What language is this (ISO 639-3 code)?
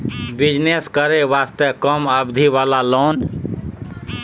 mai